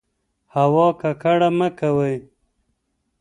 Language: Pashto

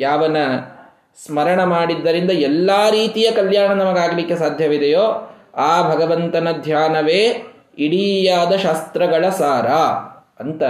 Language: Kannada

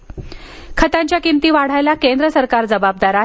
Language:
Marathi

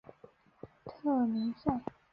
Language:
Chinese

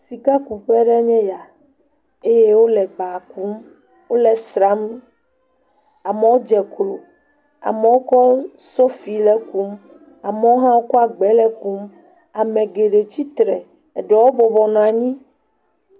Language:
Ewe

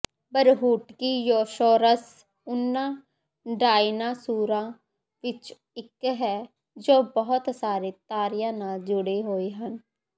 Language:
Punjabi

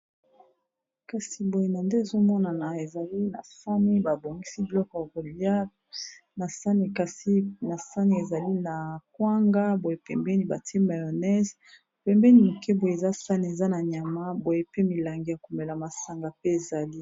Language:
Lingala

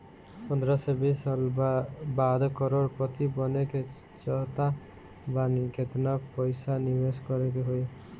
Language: Bhojpuri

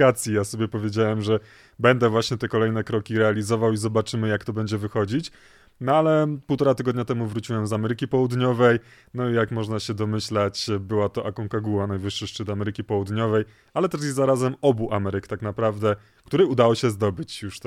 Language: Polish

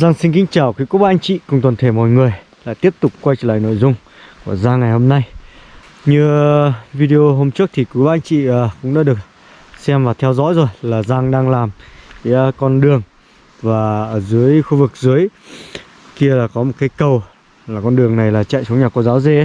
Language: Vietnamese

